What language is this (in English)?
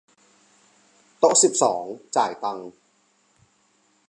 Thai